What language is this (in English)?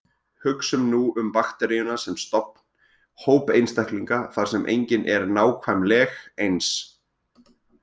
Icelandic